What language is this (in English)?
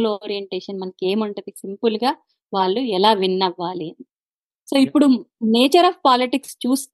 Telugu